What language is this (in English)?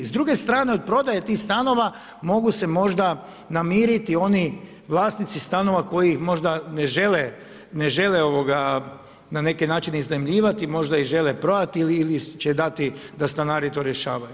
Croatian